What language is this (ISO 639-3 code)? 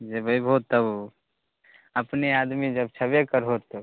mai